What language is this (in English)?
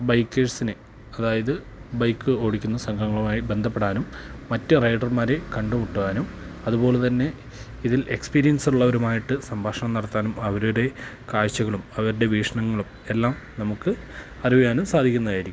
Malayalam